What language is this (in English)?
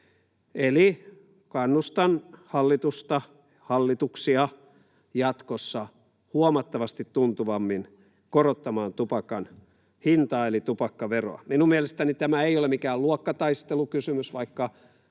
Finnish